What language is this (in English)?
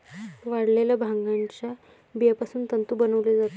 Marathi